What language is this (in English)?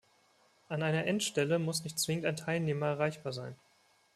German